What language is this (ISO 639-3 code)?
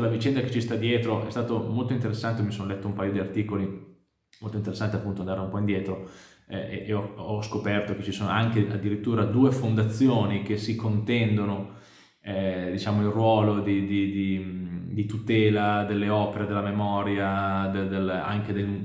ita